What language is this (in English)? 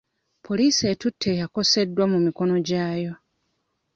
Ganda